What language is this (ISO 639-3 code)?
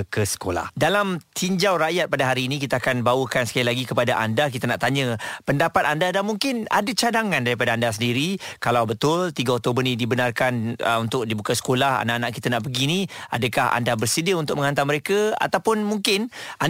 msa